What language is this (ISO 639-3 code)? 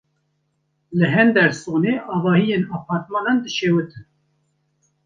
kur